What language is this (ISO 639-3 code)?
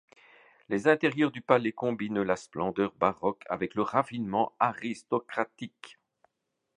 fra